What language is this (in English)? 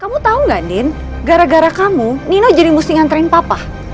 Indonesian